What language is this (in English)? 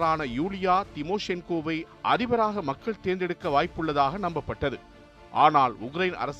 Tamil